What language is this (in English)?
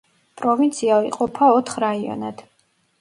Georgian